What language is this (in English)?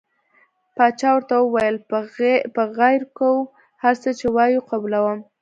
Pashto